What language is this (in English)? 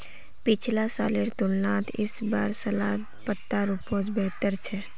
Magahi